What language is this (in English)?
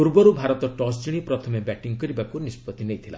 Odia